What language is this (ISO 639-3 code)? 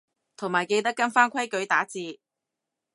yue